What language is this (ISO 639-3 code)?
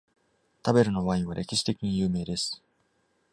jpn